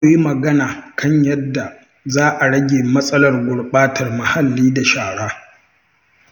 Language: Hausa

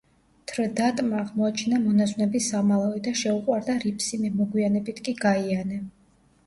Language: Georgian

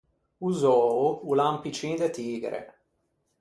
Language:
Ligurian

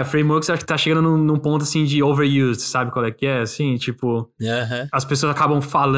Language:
Portuguese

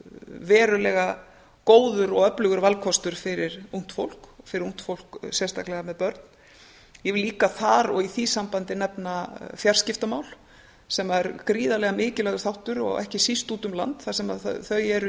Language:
Icelandic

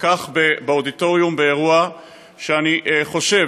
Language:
Hebrew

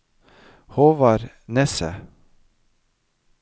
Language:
Norwegian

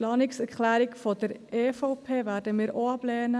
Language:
Swiss German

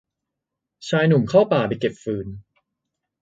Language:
Thai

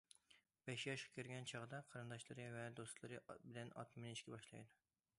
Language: Uyghur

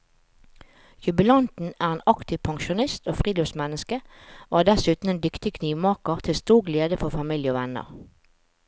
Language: Norwegian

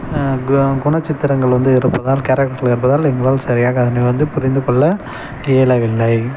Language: Tamil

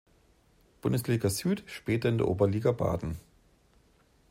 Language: German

